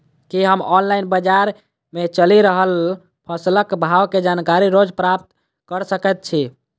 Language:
Maithili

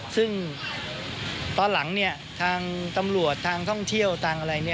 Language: Thai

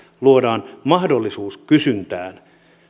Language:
Finnish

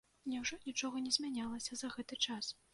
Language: Belarusian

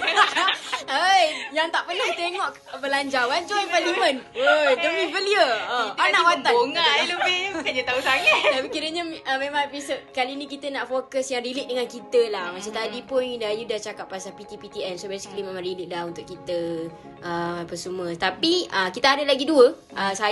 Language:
Malay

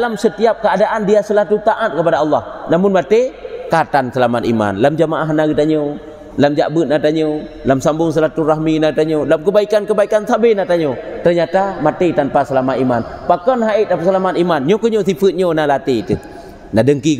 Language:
Malay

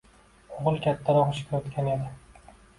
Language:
Uzbek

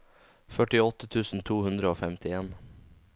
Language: Norwegian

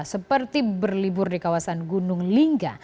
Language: Indonesian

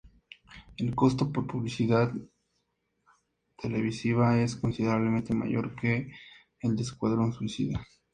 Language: Spanish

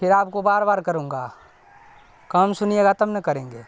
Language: Urdu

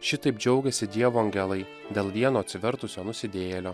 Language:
Lithuanian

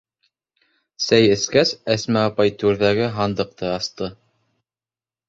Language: Bashkir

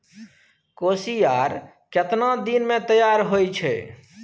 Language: Maithili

